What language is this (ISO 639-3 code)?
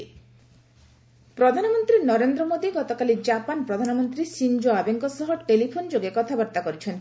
ori